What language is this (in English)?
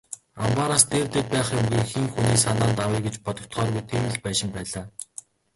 Mongolian